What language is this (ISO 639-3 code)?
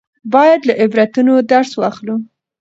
pus